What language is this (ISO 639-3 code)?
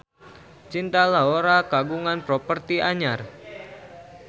sun